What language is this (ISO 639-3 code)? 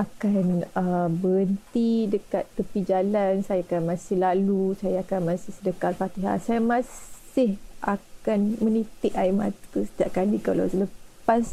msa